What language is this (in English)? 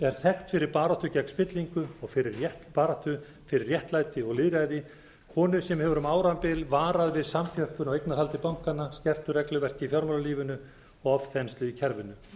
Icelandic